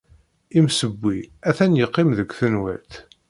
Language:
Kabyle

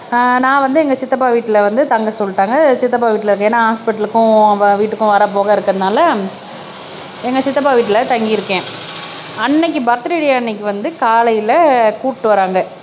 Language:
Tamil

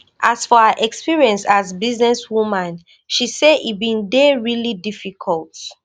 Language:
Nigerian Pidgin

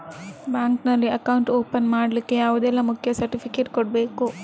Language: Kannada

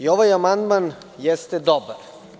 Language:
Serbian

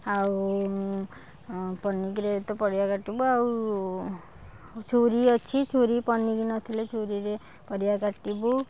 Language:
Odia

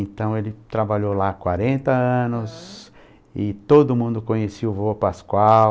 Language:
Portuguese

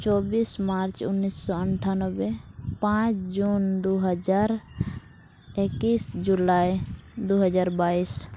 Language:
Santali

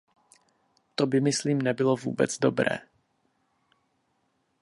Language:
Czech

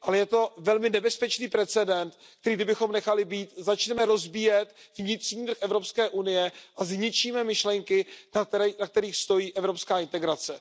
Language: Czech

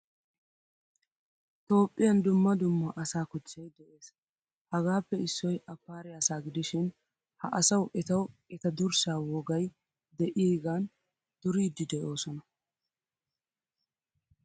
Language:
Wolaytta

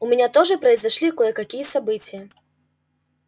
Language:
Russian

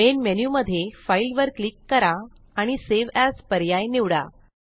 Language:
Marathi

